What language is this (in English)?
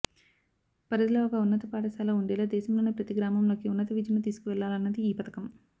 Telugu